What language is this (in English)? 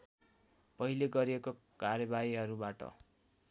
Nepali